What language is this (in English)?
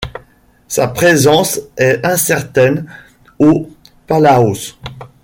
French